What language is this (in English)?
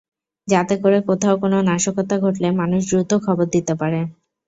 Bangla